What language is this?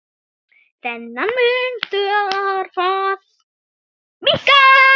Icelandic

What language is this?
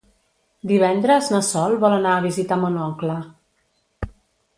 Catalan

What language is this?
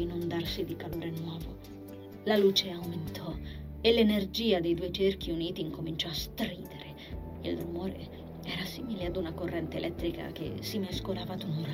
Italian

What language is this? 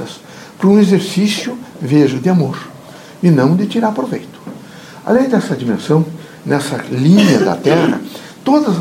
Portuguese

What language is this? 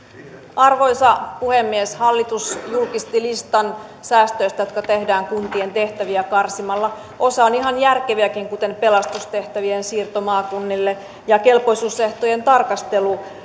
Finnish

